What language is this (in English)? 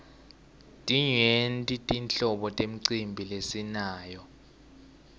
Swati